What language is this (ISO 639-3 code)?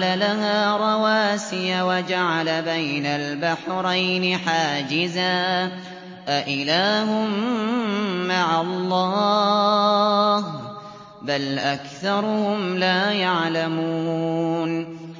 ara